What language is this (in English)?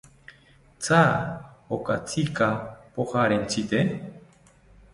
South Ucayali Ashéninka